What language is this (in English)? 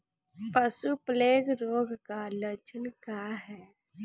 Bhojpuri